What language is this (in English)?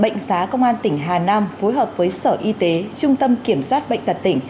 Vietnamese